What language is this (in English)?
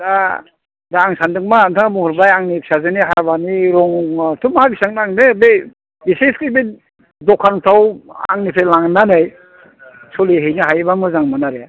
Bodo